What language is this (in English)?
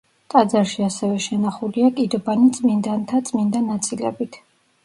Georgian